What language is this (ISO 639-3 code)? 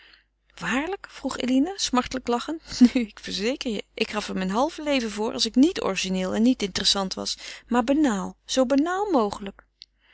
nld